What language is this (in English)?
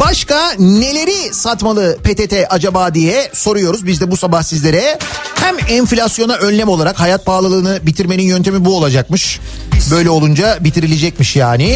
Turkish